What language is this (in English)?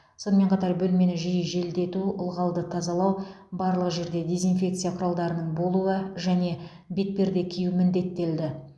Kazakh